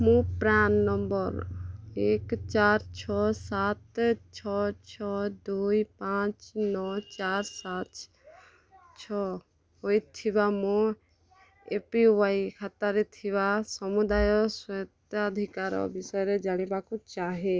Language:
Odia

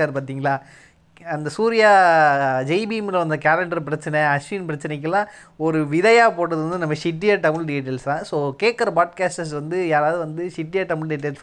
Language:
Tamil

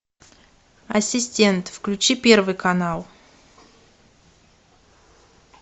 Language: Russian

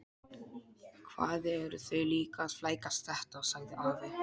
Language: Icelandic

